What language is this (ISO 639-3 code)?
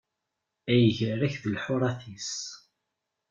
kab